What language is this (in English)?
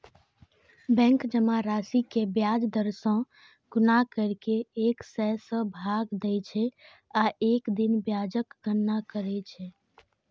Maithili